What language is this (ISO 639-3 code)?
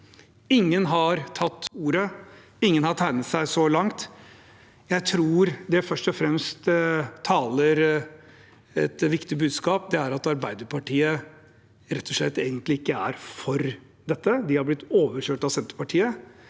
nor